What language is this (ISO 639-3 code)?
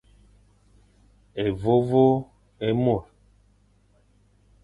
fan